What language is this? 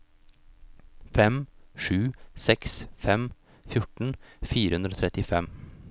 Norwegian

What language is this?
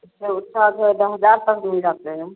Hindi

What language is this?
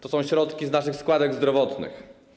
Polish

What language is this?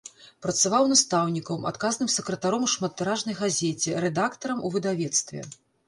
Belarusian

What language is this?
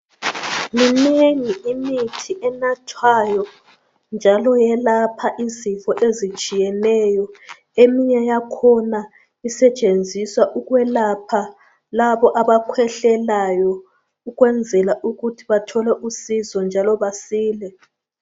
North Ndebele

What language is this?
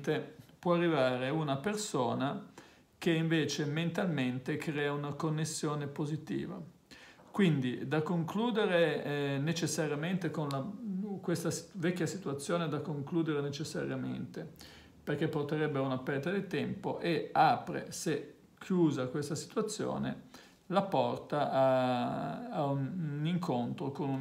Italian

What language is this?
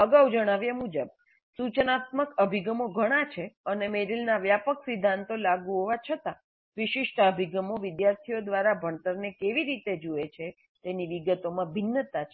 Gujarati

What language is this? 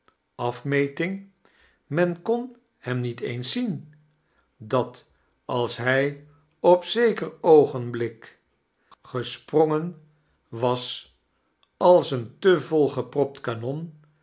Dutch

